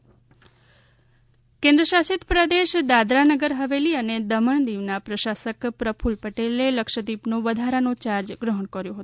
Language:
Gujarati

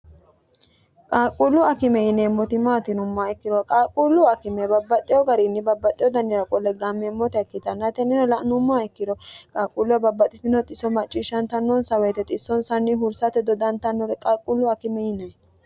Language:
Sidamo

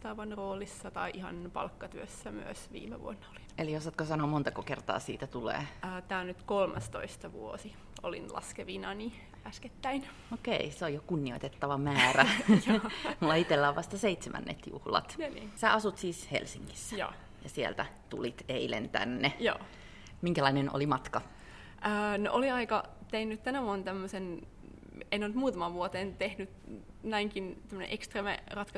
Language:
Finnish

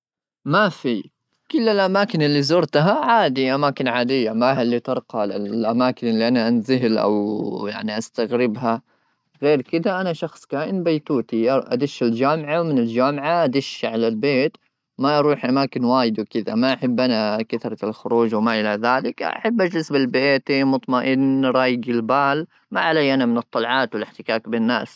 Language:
Gulf Arabic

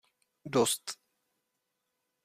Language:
Czech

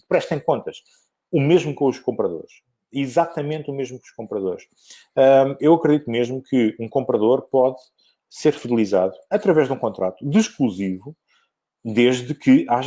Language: Portuguese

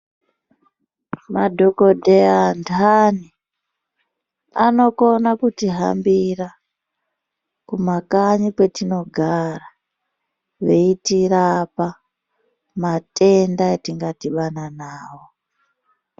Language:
Ndau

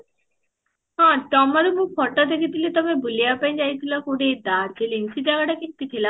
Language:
Odia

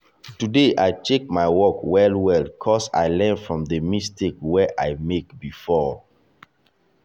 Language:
Nigerian Pidgin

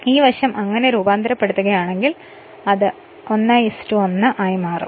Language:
Malayalam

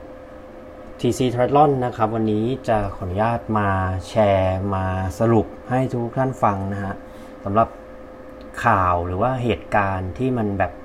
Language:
Thai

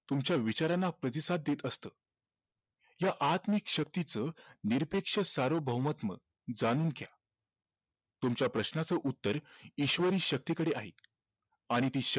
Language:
Marathi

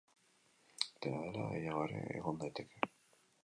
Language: Basque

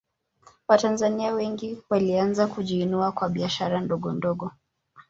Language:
Swahili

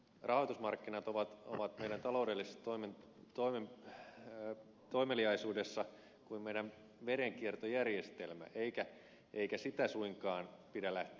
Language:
Finnish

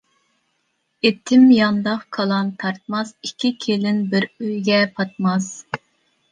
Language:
Uyghur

